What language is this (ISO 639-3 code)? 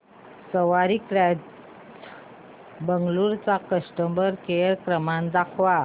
mar